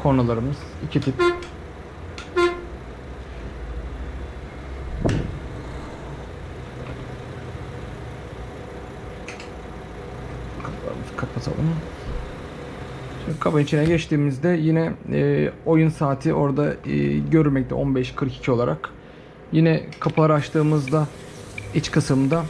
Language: Turkish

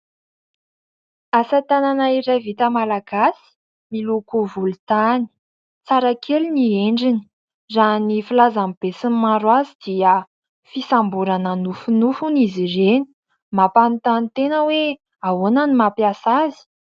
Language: Malagasy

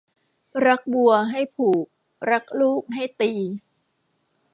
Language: Thai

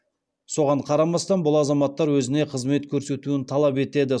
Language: Kazakh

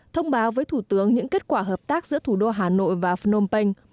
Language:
Vietnamese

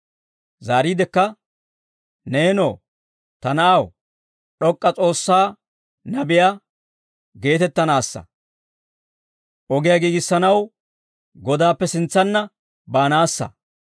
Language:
Dawro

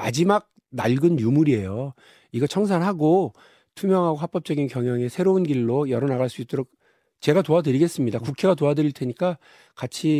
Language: Korean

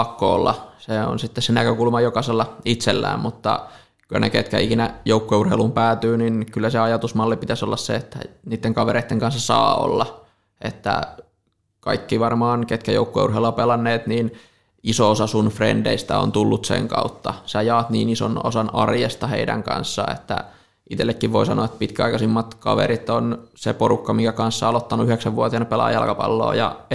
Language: Finnish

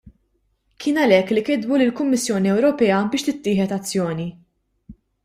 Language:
Maltese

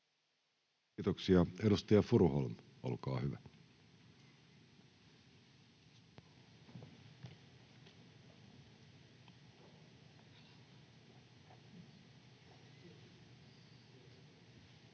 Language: Finnish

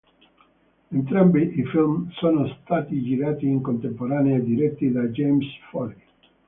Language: Italian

